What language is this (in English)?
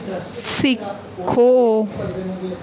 Punjabi